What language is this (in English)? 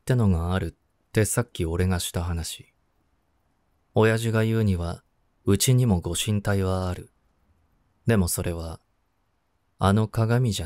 Japanese